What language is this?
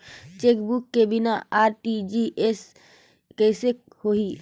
Chhattisgarhi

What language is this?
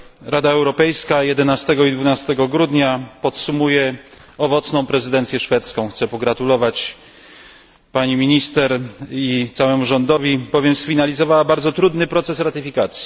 Polish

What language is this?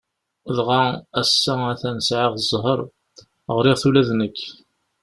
Kabyle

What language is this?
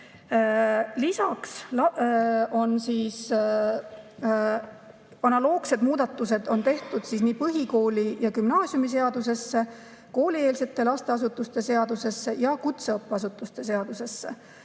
Estonian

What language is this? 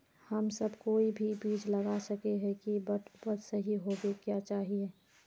Magahi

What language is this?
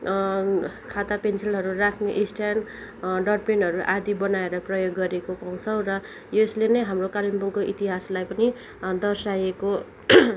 Nepali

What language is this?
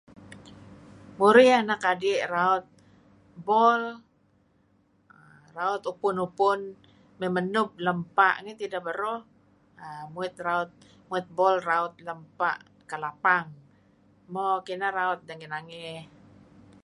Kelabit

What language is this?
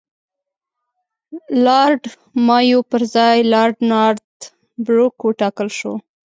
Pashto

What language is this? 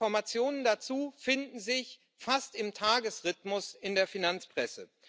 German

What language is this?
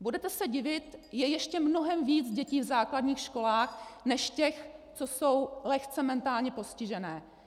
Czech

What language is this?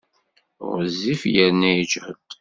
Kabyle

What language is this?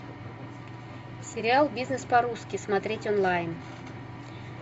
Russian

